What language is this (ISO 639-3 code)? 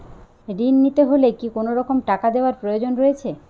ben